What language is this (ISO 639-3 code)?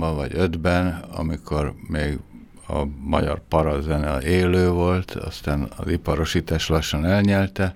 hun